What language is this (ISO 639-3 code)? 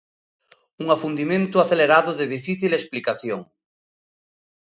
glg